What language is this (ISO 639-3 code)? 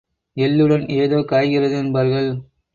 tam